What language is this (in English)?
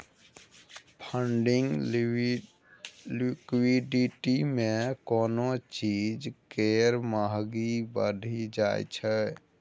Maithili